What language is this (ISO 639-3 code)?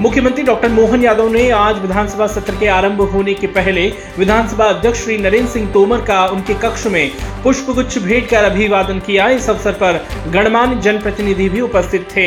hin